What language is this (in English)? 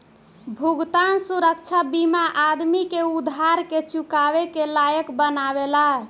Bhojpuri